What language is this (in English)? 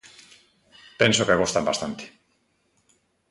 Galician